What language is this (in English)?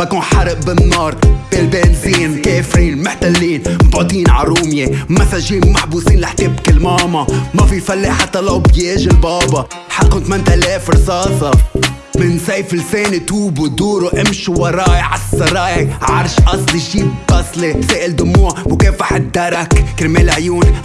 Arabic